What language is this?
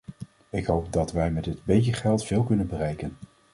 Dutch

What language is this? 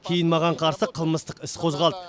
Kazakh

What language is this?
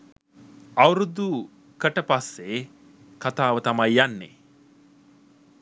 Sinhala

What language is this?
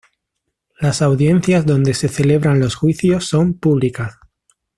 Spanish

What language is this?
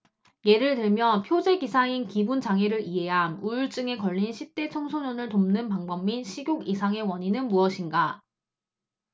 Korean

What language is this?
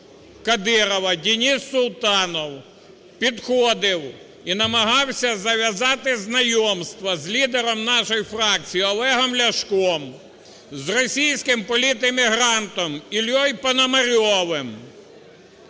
Ukrainian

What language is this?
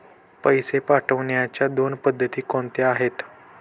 Marathi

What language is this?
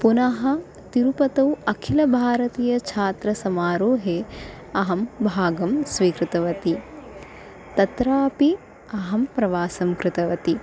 Sanskrit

